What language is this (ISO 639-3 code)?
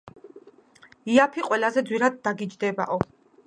kat